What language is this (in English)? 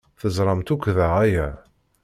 Kabyle